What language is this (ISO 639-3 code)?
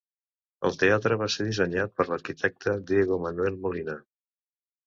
cat